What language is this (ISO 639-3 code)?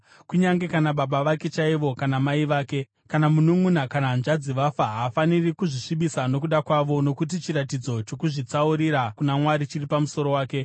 sna